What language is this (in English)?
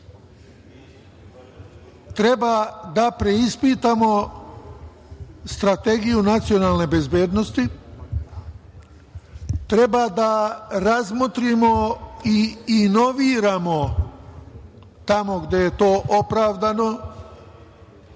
Serbian